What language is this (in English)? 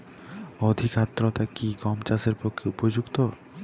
Bangla